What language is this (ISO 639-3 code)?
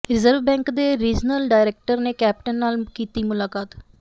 pan